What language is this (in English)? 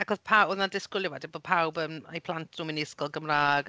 Welsh